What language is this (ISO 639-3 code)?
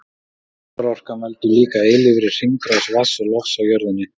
isl